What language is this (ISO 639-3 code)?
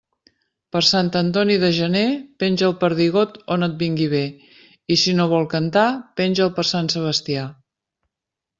cat